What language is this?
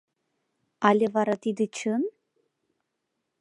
Mari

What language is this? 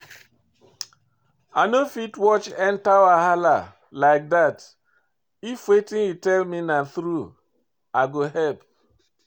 Nigerian Pidgin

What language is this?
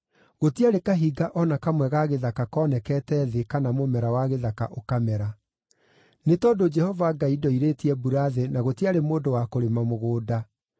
Kikuyu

